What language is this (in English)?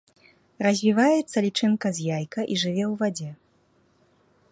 Belarusian